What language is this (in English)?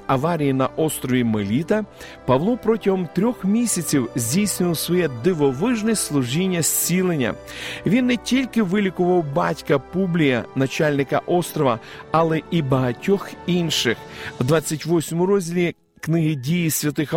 Ukrainian